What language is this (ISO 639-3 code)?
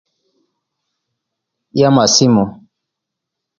lke